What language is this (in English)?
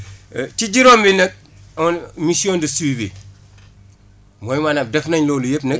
Wolof